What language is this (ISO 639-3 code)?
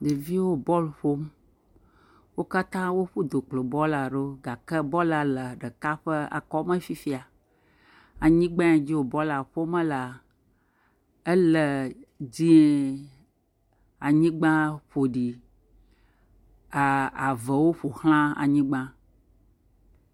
ewe